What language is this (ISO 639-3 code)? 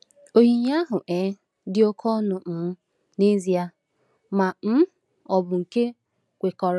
ibo